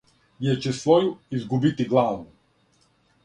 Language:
Serbian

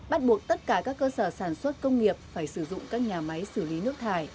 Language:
Vietnamese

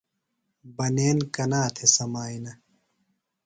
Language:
Phalura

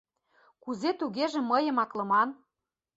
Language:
Mari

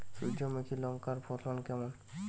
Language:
Bangla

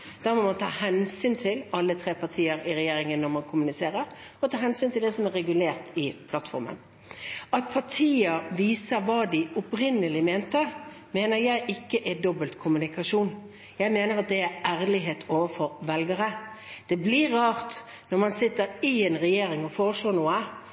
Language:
Norwegian Bokmål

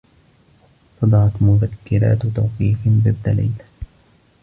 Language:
Arabic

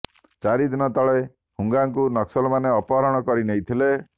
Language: Odia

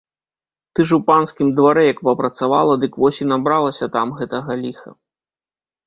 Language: Belarusian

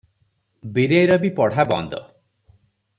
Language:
Odia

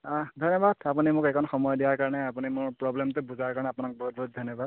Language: Assamese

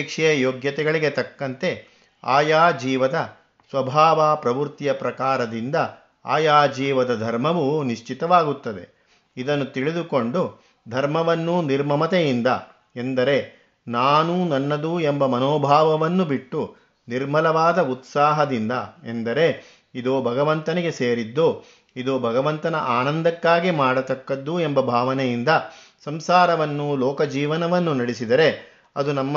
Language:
Kannada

